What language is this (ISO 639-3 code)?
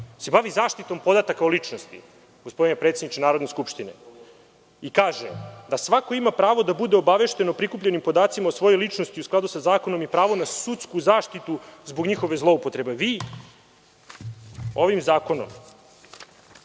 srp